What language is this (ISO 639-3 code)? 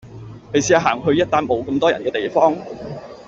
yue